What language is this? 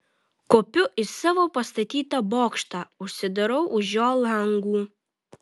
Lithuanian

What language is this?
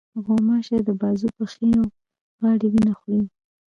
Pashto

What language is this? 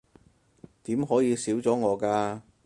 Cantonese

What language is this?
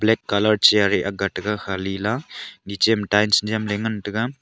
Wancho Naga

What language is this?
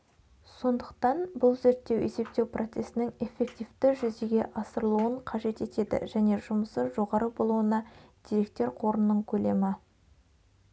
Kazakh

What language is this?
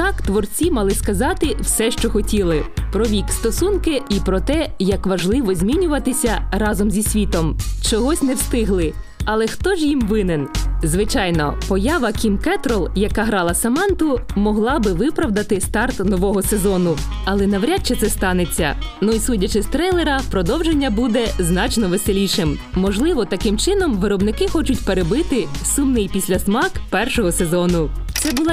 Ukrainian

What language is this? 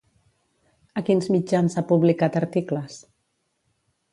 Catalan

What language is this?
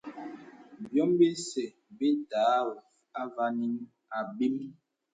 Bebele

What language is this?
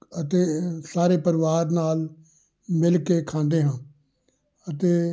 Punjabi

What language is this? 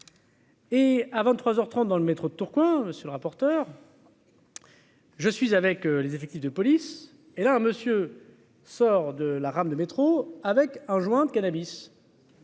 French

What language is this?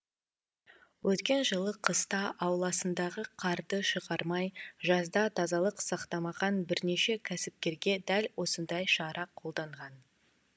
Kazakh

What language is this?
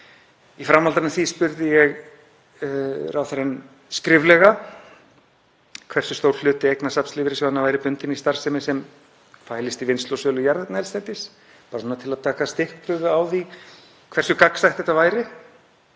Icelandic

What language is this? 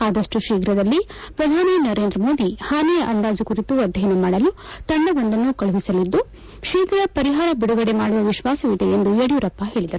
Kannada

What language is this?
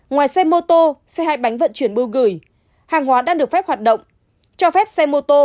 Vietnamese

